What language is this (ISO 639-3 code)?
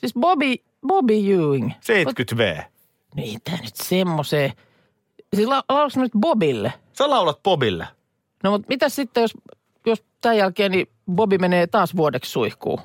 fin